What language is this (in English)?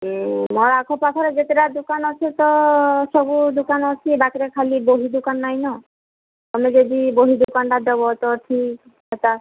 Odia